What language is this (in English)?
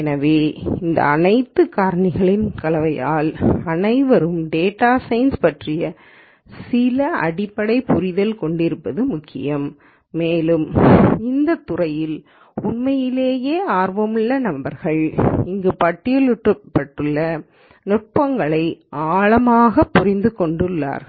Tamil